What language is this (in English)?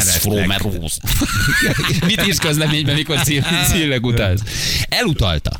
Hungarian